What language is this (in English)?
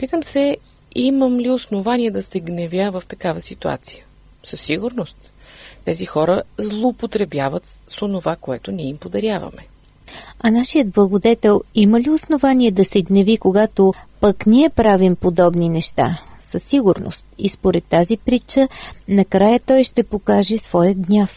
Bulgarian